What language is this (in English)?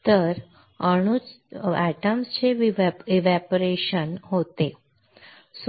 Marathi